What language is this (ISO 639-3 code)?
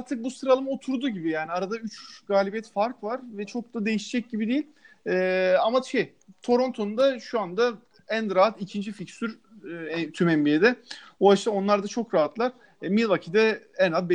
tur